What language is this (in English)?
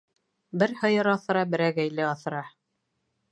Bashkir